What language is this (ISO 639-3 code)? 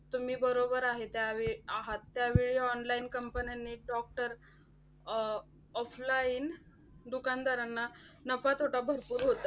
mar